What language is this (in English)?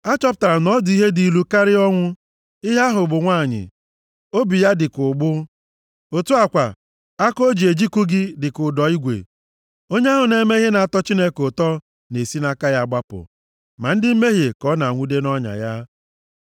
Igbo